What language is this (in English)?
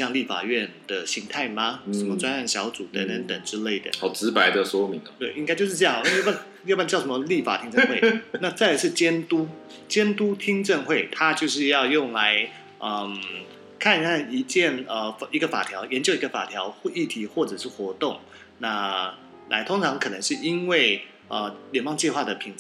Chinese